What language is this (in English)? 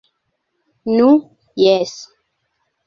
Esperanto